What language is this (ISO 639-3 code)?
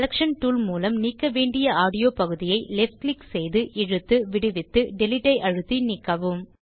tam